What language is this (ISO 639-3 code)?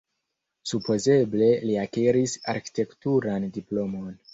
epo